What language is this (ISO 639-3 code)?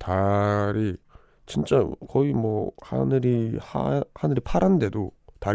kor